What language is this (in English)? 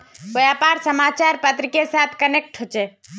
Magahi